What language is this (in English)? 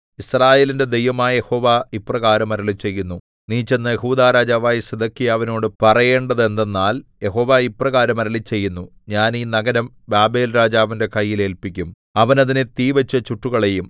Malayalam